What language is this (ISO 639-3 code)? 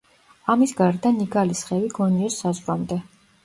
kat